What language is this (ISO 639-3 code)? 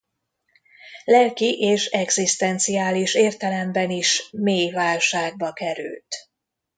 hun